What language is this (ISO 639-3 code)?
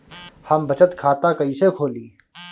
bho